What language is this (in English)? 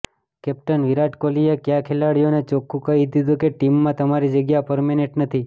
Gujarati